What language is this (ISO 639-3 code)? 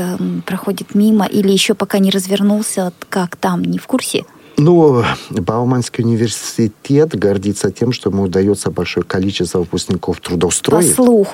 rus